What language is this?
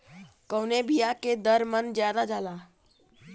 Bhojpuri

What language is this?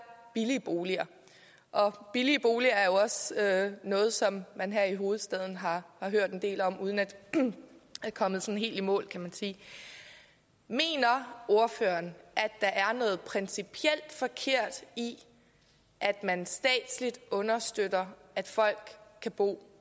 Danish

